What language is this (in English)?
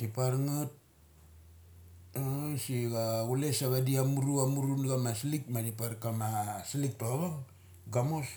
Mali